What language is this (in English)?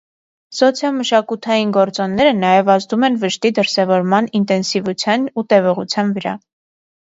Armenian